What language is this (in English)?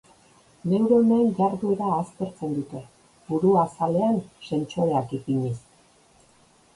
Basque